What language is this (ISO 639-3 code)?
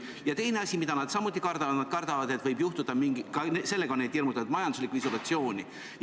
est